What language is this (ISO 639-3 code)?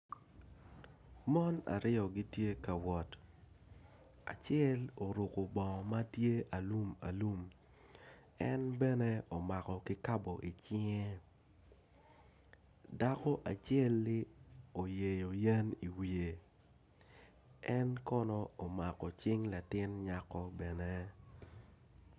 ach